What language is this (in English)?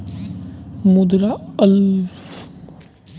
Hindi